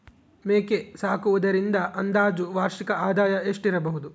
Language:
Kannada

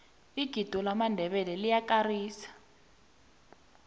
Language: South Ndebele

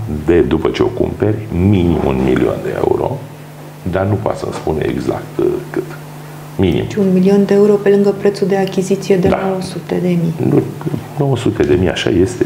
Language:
Romanian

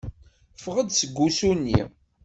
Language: Kabyle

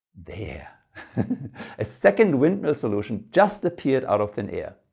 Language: English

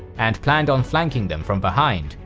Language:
English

